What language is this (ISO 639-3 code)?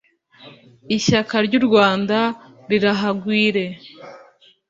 kin